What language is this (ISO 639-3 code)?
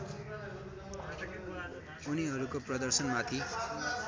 nep